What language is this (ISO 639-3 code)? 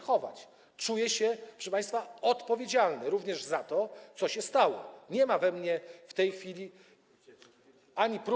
pol